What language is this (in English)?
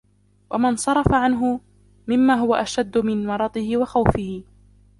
Arabic